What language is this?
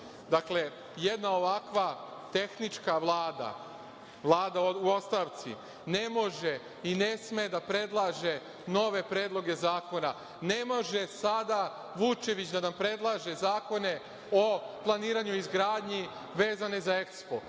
Serbian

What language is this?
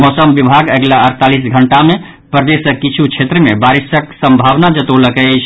Maithili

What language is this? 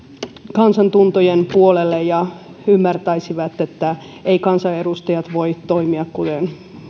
Finnish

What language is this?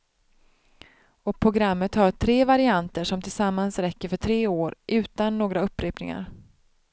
Swedish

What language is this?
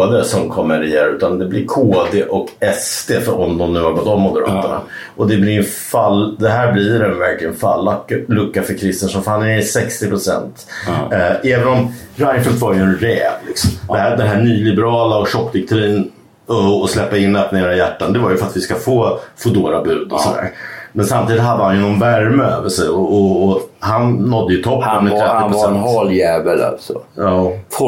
Swedish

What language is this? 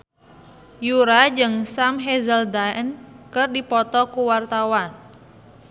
Sundanese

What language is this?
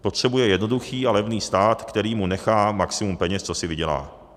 Czech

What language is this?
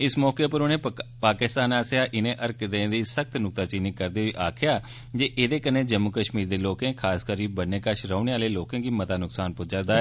Dogri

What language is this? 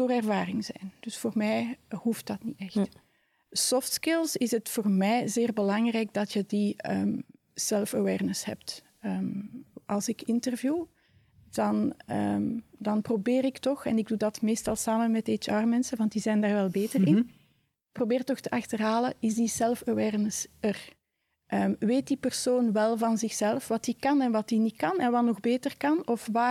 Dutch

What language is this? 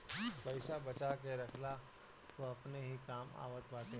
Bhojpuri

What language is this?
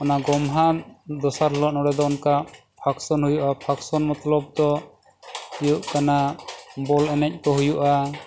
Santali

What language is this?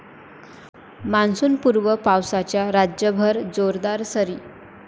Marathi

